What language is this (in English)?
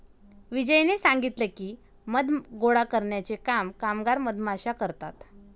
Marathi